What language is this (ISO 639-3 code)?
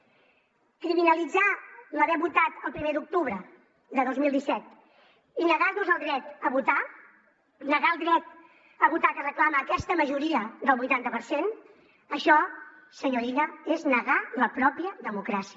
cat